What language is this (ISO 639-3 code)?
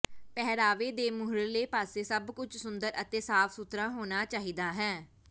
pan